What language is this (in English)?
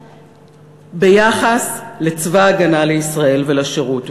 Hebrew